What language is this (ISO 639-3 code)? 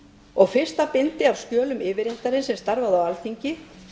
isl